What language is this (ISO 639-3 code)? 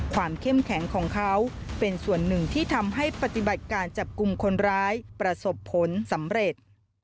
tha